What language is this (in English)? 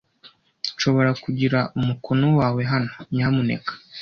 Kinyarwanda